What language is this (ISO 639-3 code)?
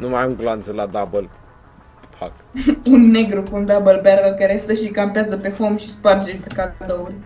ron